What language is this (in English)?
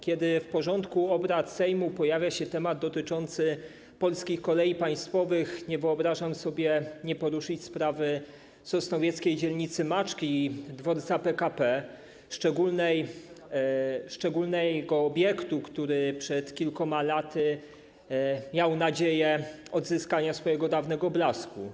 Polish